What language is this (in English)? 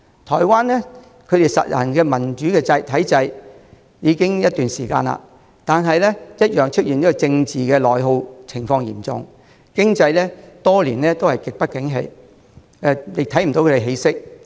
Cantonese